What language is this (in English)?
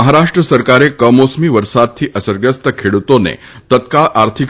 Gujarati